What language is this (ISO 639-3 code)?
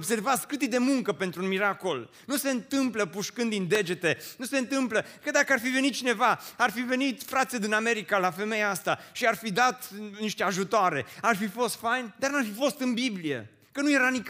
ron